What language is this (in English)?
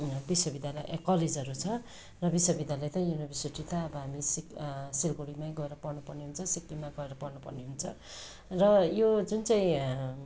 Nepali